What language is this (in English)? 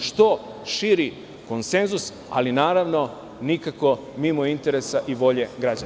Serbian